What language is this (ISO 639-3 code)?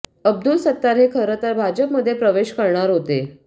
mar